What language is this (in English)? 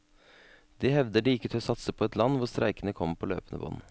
Norwegian